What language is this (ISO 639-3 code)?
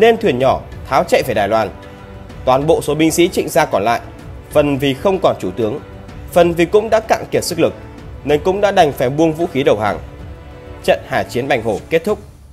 vie